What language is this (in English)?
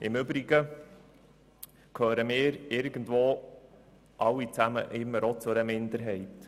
Swiss German